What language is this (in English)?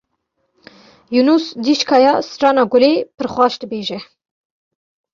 Kurdish